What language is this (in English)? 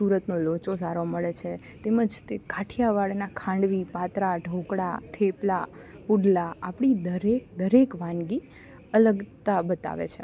Gujarati